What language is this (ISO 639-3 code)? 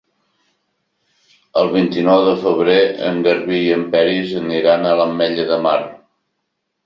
cat